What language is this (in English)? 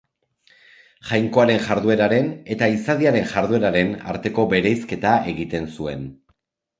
Basque